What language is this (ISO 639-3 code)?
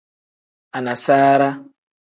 kdh